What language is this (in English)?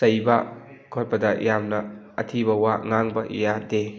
Manipuri